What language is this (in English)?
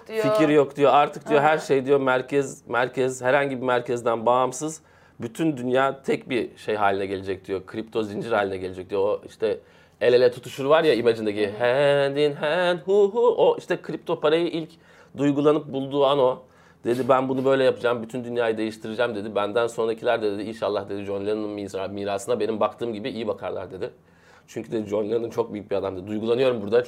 Turkish